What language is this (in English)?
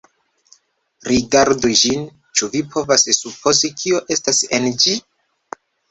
Esperanto